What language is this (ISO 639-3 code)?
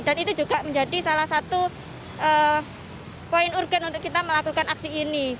ind